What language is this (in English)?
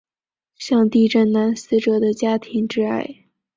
Chinese